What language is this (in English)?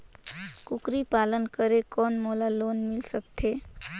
Chhattisgarhi